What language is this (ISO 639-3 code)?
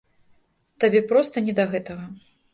bel